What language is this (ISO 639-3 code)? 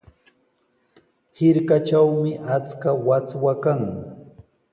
qws